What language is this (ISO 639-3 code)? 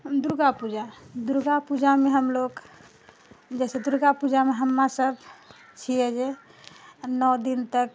mai